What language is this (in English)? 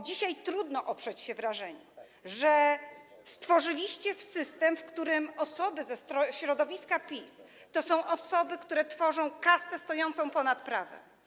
Polish